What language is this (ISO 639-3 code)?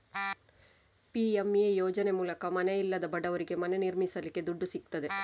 kan